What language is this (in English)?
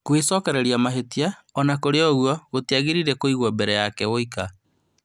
Kikuyu